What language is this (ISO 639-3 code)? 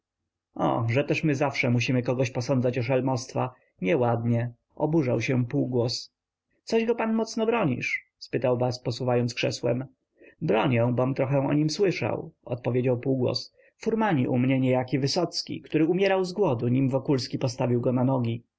pol